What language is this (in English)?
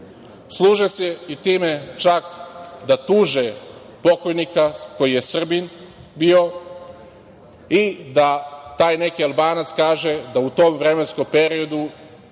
Serbian